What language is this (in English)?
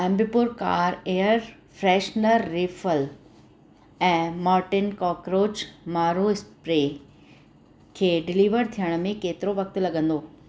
Sindhi